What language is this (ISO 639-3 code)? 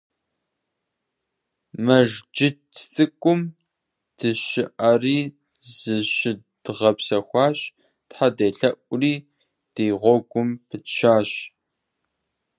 kbd